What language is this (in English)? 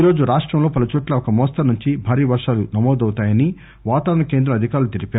Telugu